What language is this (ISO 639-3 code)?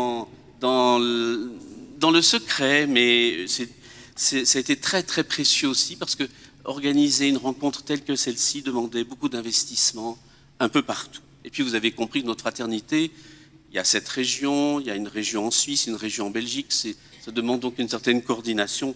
fra